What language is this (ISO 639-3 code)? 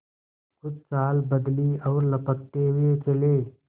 hin